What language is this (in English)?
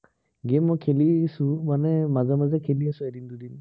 Assamese